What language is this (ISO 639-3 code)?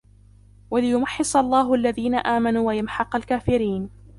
ara